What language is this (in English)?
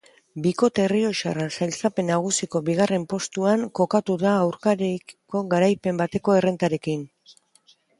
Basque